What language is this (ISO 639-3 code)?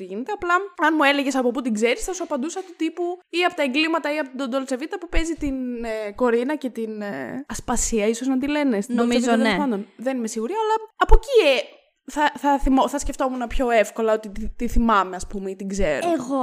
ell